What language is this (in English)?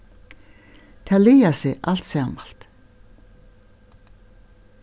Faroese